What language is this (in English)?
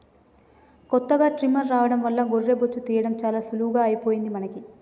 Telugu